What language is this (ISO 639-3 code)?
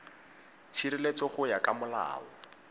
tsn